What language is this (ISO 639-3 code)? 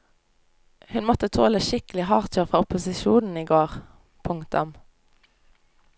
nor